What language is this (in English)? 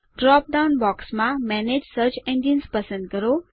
Gujarati